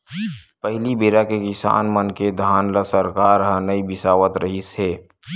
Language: Chhattisgarhi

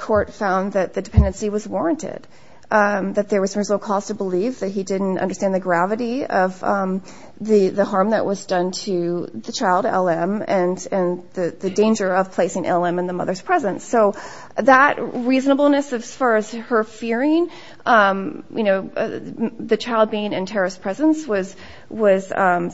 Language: English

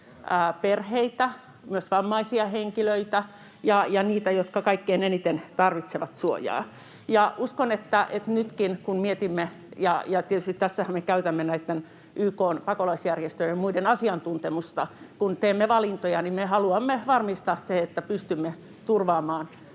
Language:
Finnish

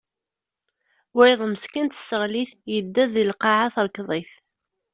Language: Kabyle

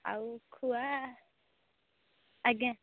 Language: Odia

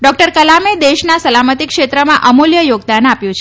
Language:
Gujarati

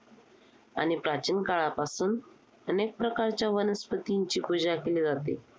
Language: Marathi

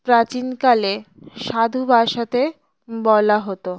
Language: Bangla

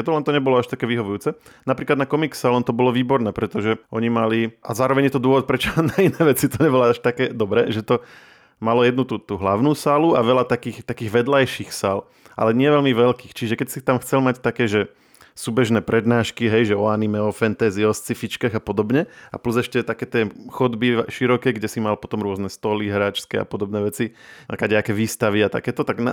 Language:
Slovak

